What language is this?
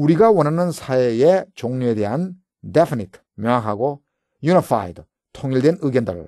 Korean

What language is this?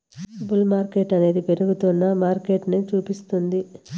Telugu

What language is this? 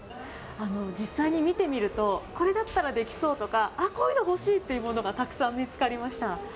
Japanese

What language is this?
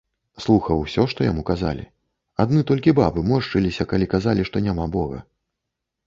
Belarusian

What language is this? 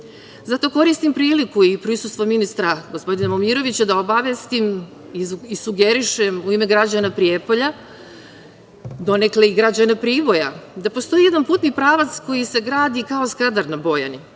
Serbian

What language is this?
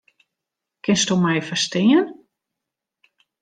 Western Frisian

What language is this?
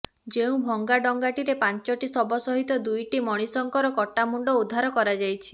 Odia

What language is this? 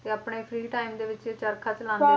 Punjabi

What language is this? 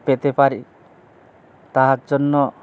Bangla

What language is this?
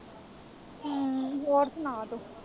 Punjabi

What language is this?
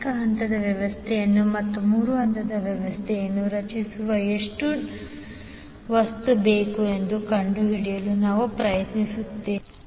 Kannada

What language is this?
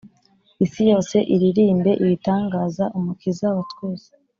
Kinyarwanda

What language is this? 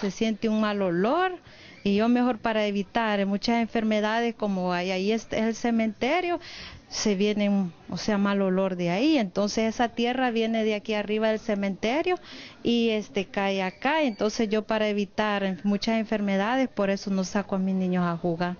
Spanish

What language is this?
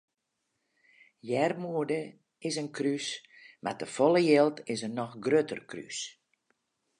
Western Frisian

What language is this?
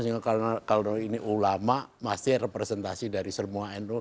Indonesian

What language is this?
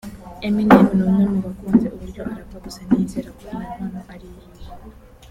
Kinyarwanda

